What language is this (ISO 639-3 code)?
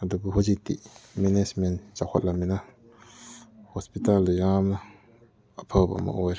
mni